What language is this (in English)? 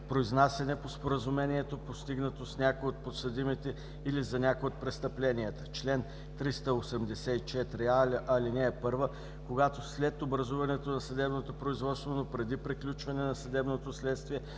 Bulgarian